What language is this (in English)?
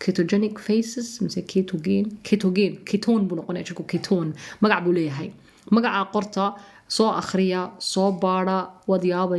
Arabic